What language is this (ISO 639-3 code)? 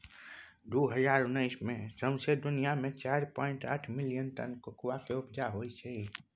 mai